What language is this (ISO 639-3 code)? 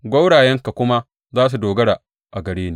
hau